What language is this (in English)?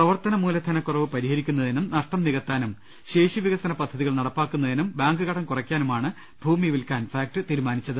Malayalam